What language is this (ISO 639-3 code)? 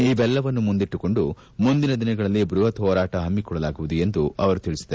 kan